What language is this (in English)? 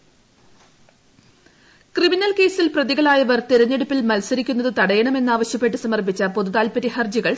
Malayalam